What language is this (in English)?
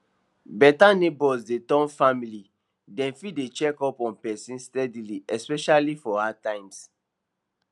Nigerian Pidgin